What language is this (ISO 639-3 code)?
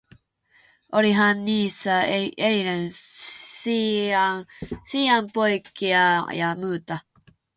fin